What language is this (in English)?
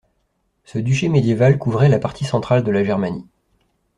French